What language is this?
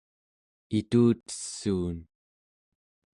Central Yupik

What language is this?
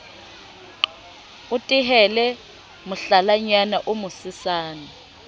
Southern Sotho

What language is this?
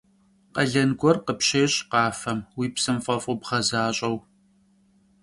Kabardian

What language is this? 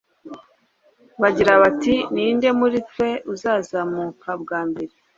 Kinyarwanda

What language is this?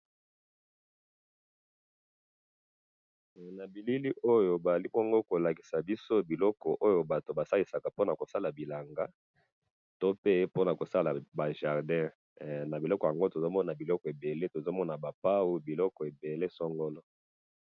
Lingala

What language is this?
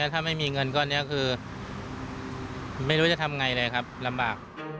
Thai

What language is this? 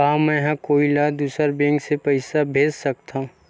Chhattisgarhi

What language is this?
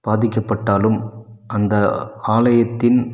Tamil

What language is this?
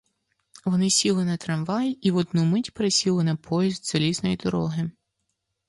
Ukrainian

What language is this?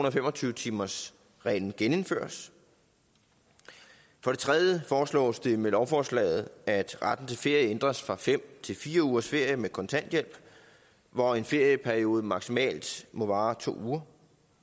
Danish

